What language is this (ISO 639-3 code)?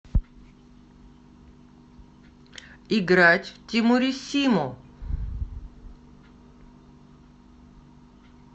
rus